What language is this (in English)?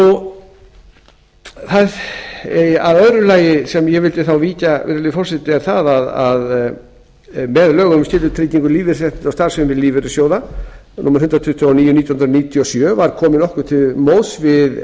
Icelandic